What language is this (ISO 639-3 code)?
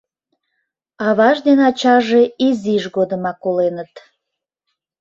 chm